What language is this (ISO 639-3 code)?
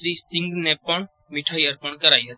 guj